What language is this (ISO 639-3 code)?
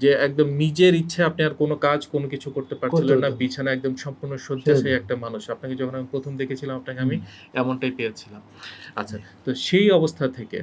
tur